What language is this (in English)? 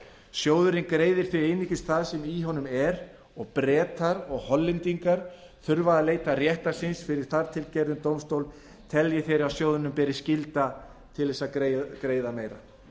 Icelandic